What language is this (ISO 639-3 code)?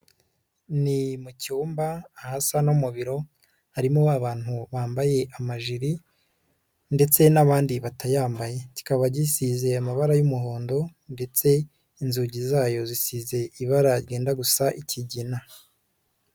kin